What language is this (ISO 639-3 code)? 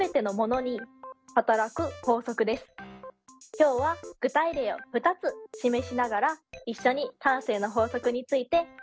jpn